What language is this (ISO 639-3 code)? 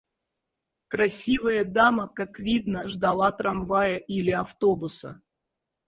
rus